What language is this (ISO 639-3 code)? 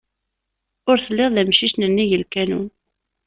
kab